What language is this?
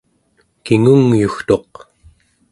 Central Yupik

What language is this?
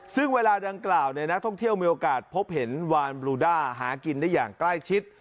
Thai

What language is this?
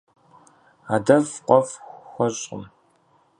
Kabardian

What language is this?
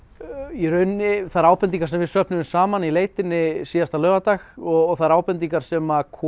Icelandic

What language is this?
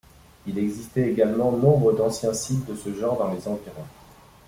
French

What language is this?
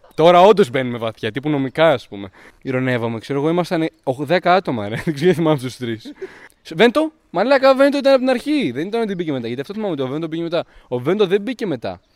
Greek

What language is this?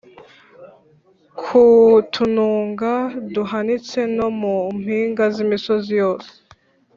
Kinyarwanda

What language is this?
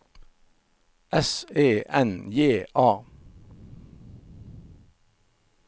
Norwegian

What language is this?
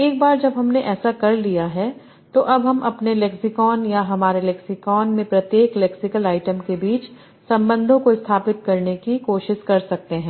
Hindi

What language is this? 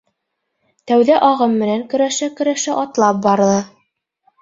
Bashkir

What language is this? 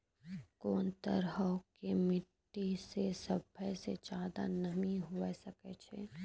Maithili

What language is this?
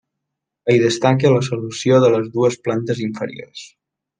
Catalan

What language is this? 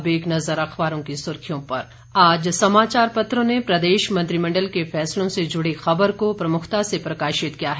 Hindi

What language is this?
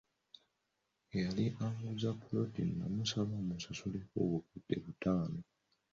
Ganda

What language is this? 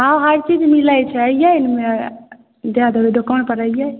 Maithili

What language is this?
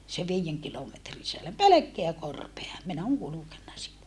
Finnish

